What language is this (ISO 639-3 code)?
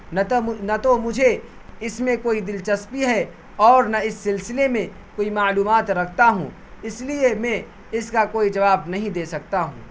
urd